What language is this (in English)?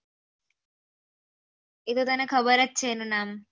Gujarati